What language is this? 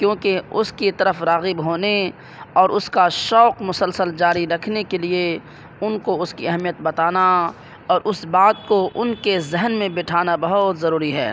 Urdu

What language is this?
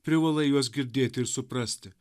Lithuanian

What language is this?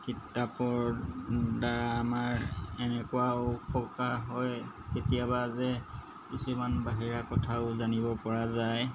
Assamese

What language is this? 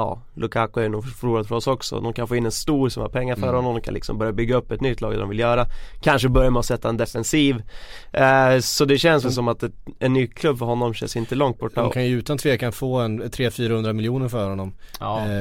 Swedish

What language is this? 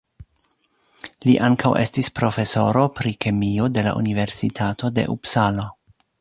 Esperanto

